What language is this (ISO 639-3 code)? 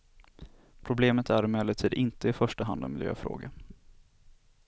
swe